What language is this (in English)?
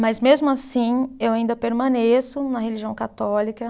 Portuguese